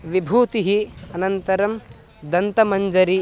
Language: Sanskrit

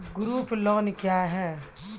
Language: Maithili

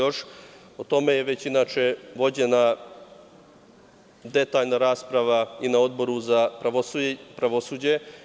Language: Serbian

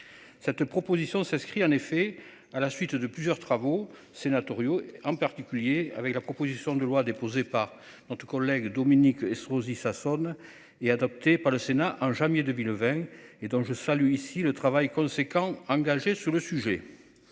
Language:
French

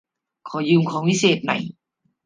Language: Thai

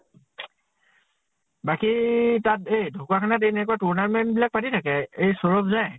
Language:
Assamese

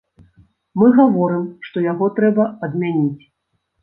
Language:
Belarusian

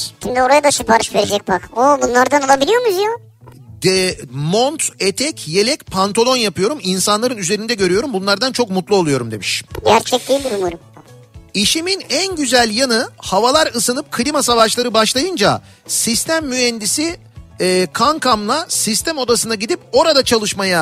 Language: Turkish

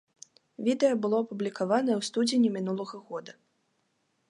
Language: Belarusian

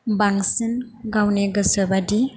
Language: Bodo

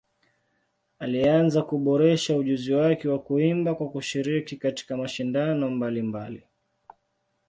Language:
Swahili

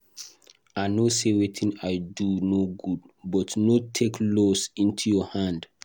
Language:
Nigerian Pidgin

